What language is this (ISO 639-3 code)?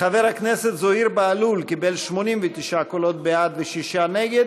heb